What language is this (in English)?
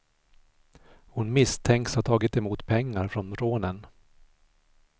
Swedish